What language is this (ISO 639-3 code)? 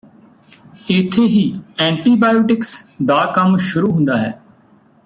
pan